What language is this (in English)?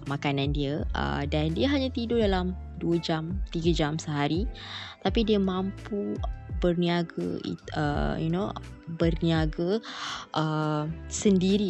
Malay